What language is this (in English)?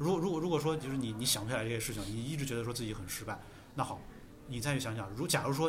Chinese